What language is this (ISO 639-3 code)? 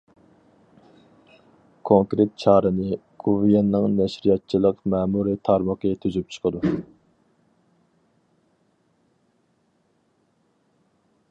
uig